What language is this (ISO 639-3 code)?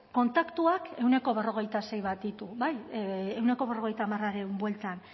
eus